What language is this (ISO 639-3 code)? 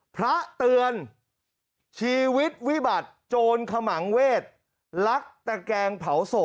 tha